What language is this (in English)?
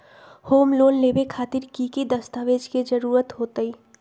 Magahi